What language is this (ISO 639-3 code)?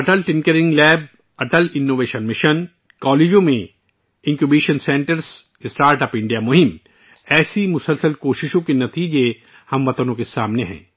urd